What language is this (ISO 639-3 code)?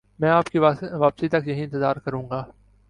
urd